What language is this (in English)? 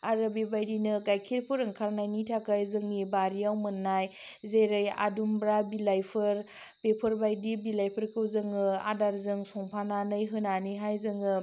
Bodo